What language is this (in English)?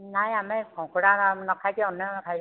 Odia